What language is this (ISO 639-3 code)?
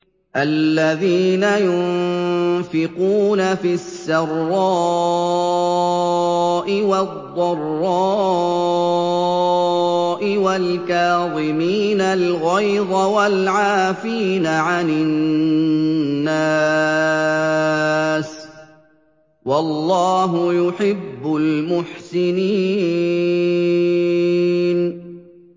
ara